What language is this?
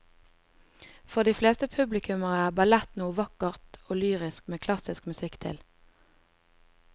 Norwegian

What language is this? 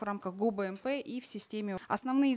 Kazakh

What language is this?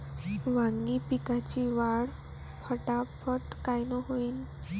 Marathi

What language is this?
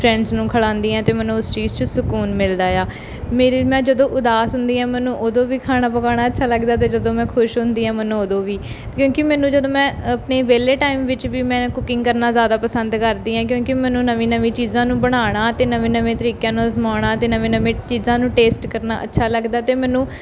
Punjabi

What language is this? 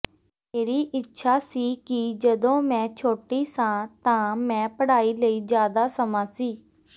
Punjabi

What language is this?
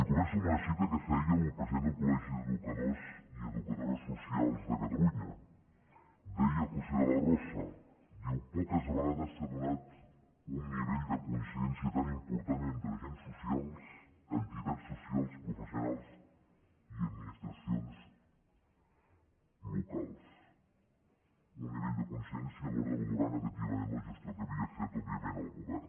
Catalan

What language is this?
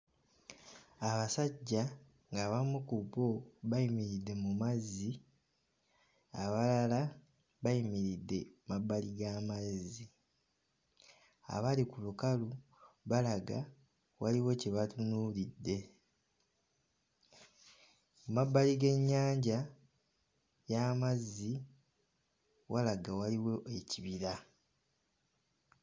Ganda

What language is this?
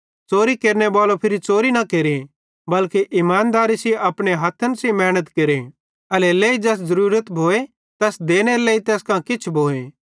Bhadrawahi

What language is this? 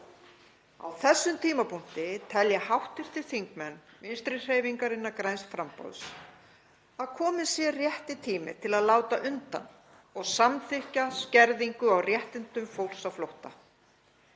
Icelandic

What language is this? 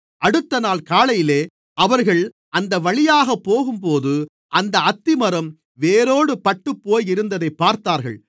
Tamil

